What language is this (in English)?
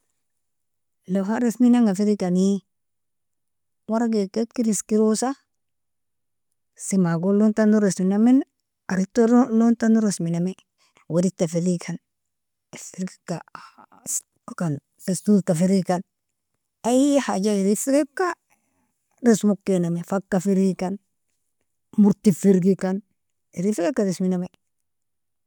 Nobiin